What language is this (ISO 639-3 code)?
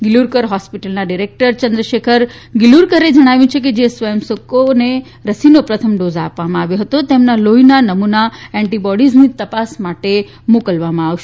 guj